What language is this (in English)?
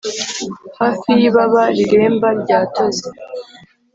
Kinyarwanda